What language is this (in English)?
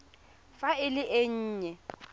Tswana